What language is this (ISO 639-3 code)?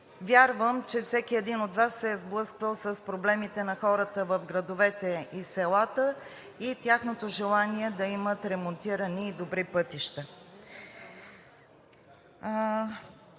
bul